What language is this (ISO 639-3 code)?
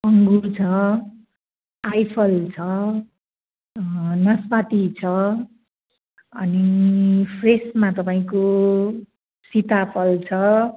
nep